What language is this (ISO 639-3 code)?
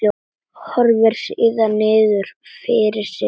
isl